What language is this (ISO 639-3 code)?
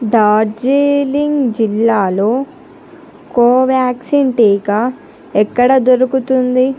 tel